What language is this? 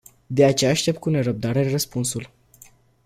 Romanian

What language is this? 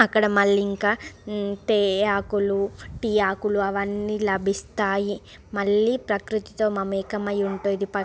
Telugu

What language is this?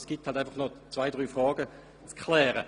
Swiss German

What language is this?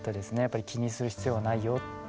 Japanese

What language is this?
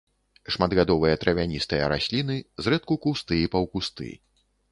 Belarusian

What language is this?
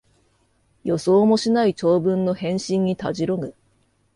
Japanese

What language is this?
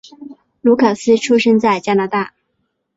Chinese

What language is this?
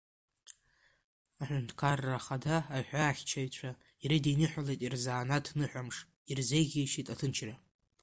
Abkhazian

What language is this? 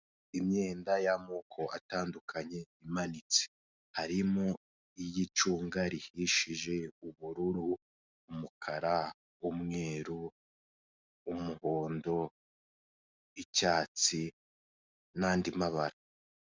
Kinyarwanda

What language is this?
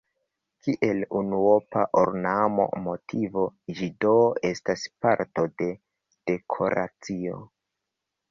Esperanto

